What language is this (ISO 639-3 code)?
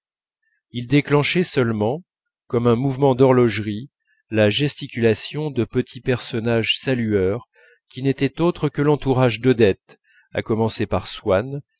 fra